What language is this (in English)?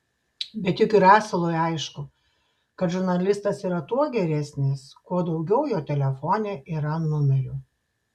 Lithuanian